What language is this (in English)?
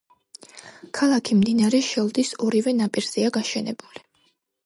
Georgian